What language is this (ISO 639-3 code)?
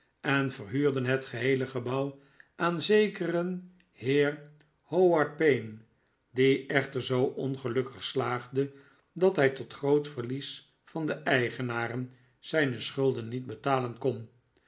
nld